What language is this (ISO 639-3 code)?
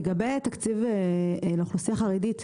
heb